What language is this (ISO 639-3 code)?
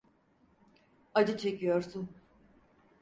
tur